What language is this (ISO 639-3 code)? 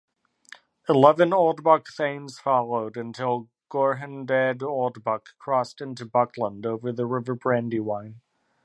eng